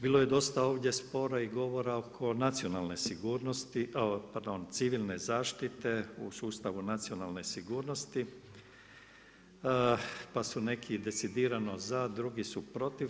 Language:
Croatian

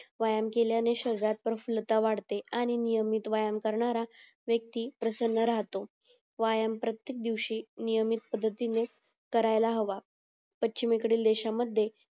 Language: Marathi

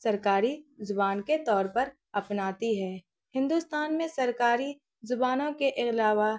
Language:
Urdu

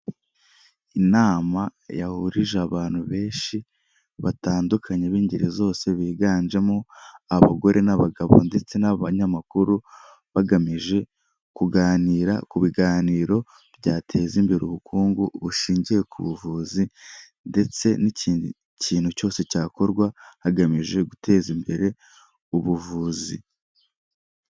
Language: Kinyarwanda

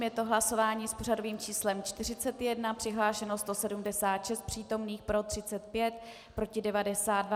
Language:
Czech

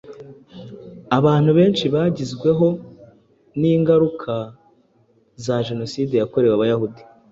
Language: Kinyarwanda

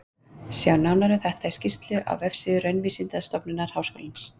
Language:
Icelandic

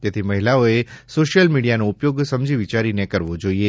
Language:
Gujarati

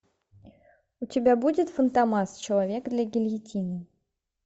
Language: Russian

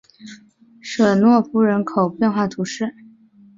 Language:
Chinese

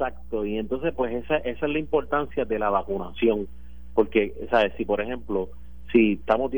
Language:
Spanish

